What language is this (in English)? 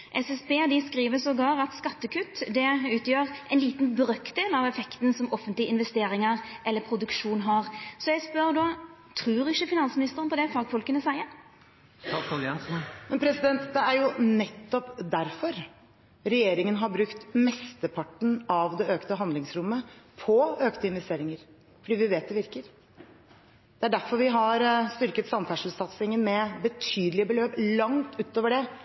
Norwegian